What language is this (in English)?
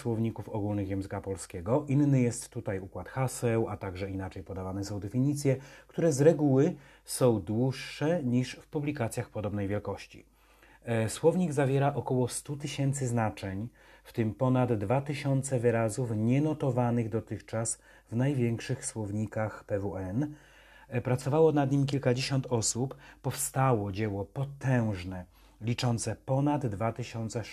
Polish